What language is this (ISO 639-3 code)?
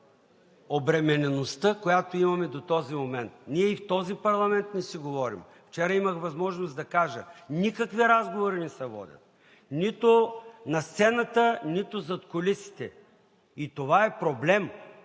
bul